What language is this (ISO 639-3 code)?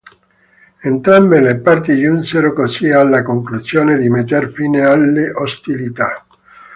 ita